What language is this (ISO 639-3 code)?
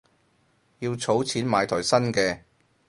yue